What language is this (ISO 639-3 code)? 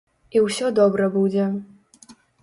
bel